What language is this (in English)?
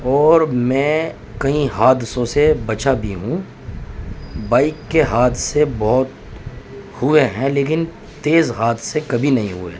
Urdu